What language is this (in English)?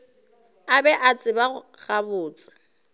Northern Sotho